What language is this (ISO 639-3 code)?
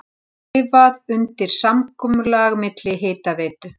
isl